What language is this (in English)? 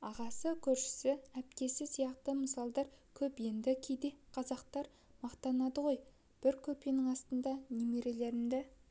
Kazakh